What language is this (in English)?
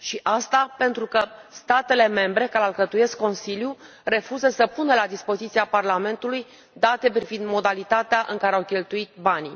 Romanian